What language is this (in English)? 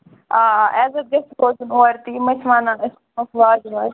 Kashmiri